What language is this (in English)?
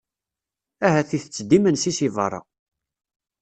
Kabyle